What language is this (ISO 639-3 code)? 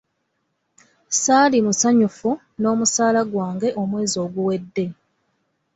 lug